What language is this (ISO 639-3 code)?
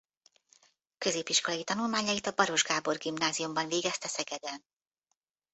hun